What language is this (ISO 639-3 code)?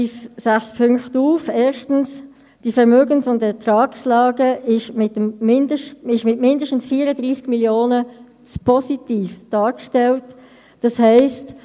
gsw